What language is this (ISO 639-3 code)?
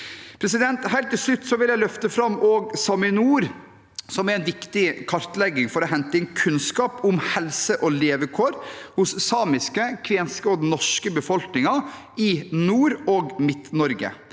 nor